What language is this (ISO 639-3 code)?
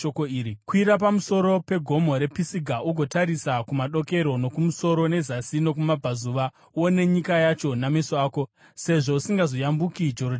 sna